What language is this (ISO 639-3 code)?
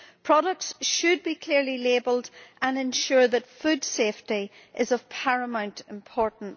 eng